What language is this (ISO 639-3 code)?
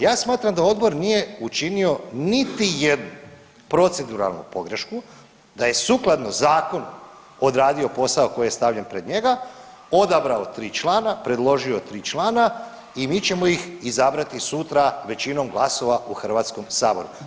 hrv